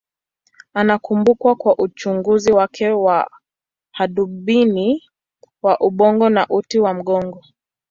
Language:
Swahili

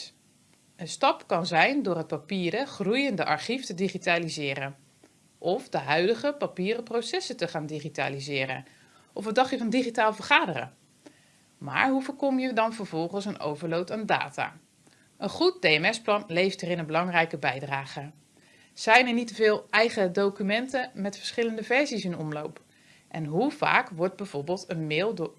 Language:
Dutch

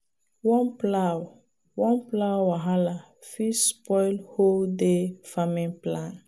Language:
Nigerian Pidgin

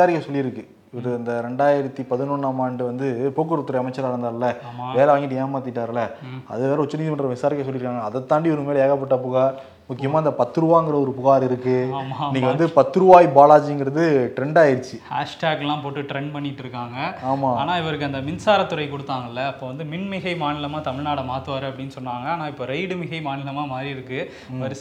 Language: Tamil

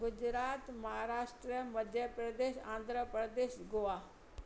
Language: Sindhi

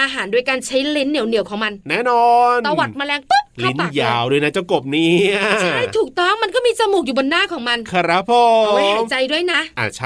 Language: Thai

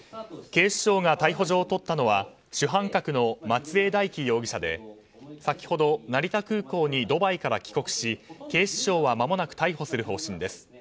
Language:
Japanese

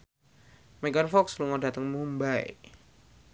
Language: Javanese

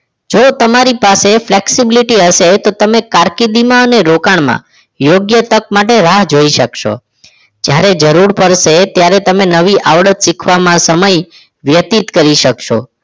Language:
Gujarati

